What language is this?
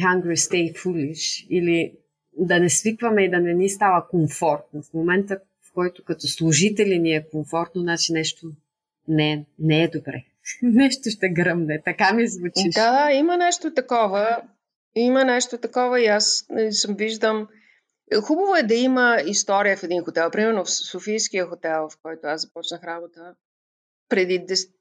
Bulgarian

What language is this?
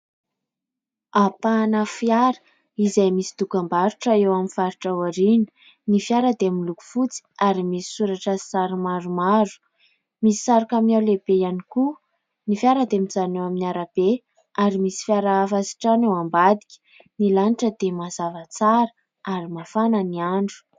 Malagasy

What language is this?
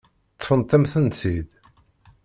Kabyle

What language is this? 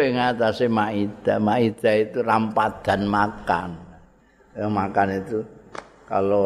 Indonesian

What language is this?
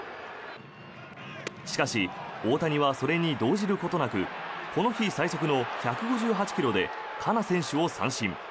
Japanese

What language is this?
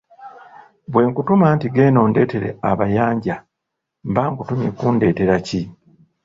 Ganda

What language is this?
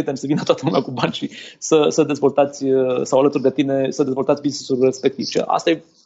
Romanian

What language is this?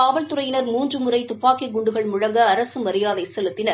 Tamil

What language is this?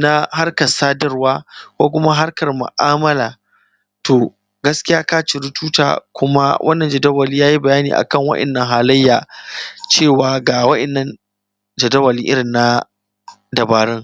Hausa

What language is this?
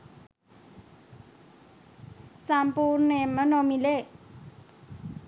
Sinhala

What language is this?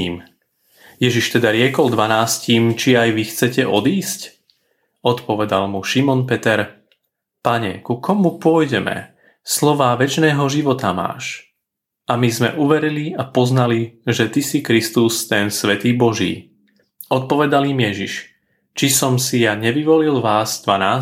Slovak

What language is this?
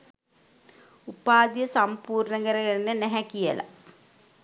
Sinhala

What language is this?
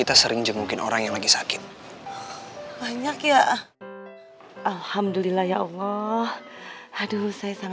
Indonesian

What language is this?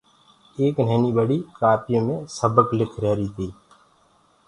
Gurgula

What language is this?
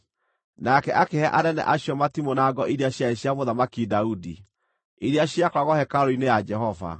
Kikuyu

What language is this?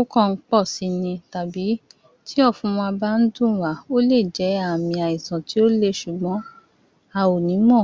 Yoruba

